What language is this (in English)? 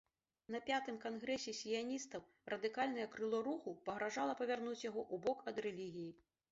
Belarusian